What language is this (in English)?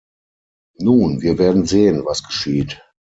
German